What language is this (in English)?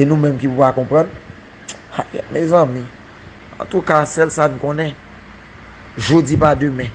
French